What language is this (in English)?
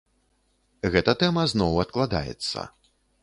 Belarusian